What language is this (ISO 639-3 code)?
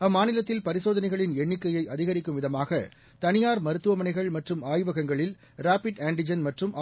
tam